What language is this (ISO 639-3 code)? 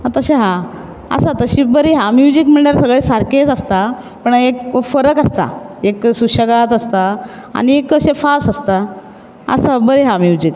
kok